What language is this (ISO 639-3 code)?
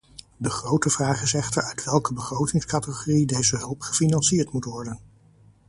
nld